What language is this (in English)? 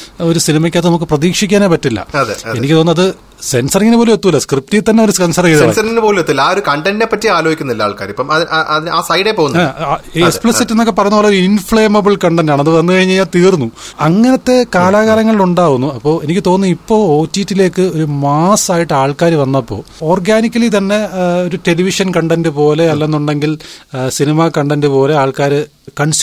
Malayalam